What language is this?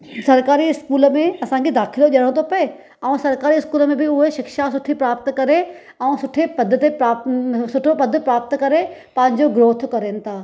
Sindhi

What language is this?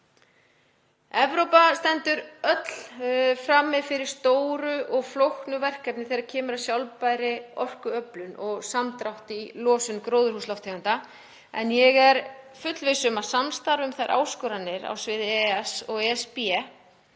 Icelandic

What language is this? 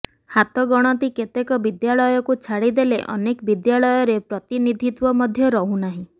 Odia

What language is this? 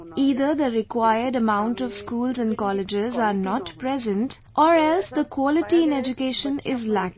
English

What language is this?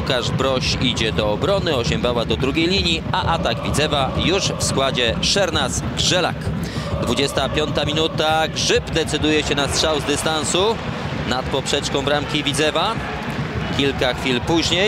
Polish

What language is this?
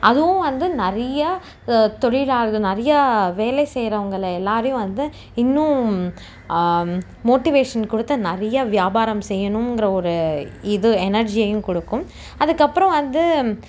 Tamil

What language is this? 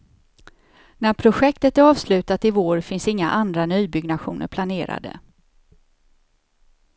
Swedish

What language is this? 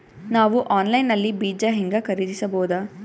Kannada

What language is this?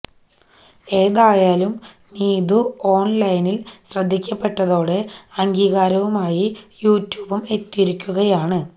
Malayalam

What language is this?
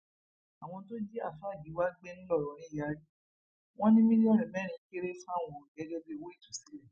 Yoruba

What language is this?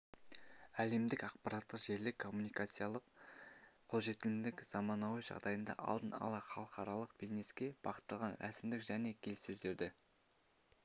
Kazakh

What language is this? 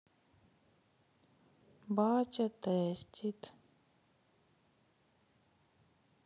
Russian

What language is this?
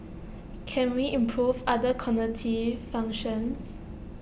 English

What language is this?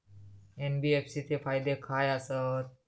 Marathi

